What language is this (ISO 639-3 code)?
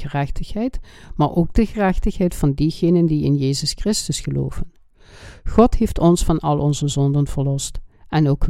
nld